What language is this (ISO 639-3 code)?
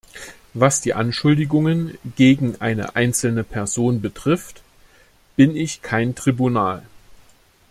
deu